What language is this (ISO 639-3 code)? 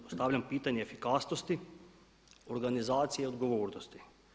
hrv